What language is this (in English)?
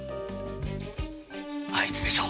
Japanese